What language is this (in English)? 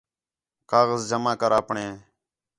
Khetrani